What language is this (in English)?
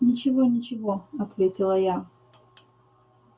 Russian